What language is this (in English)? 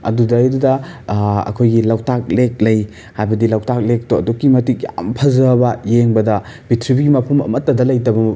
Manipuri